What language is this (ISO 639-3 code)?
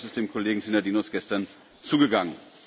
deu